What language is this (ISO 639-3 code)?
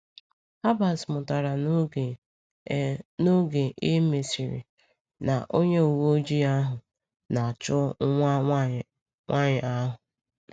ibo